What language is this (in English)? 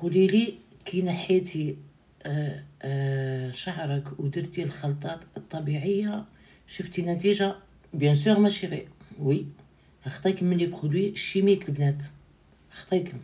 Arabic